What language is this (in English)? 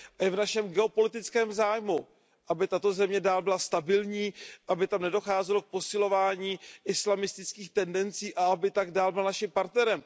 Czech